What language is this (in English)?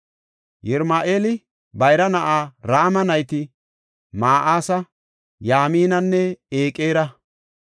Gofa